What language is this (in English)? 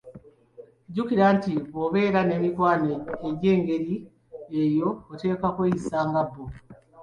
Ganda